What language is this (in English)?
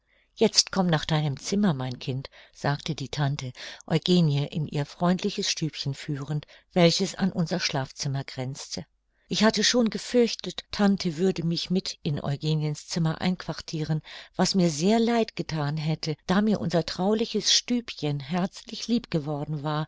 German